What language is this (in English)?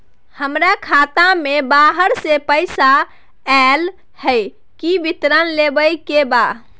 Maithili